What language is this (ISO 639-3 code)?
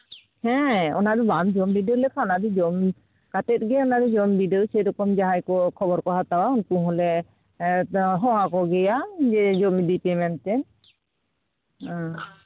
sat